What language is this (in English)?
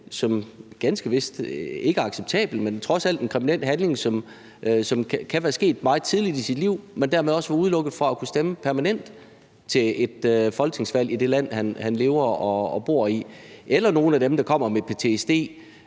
Danish